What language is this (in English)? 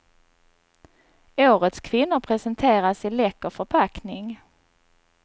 Swedish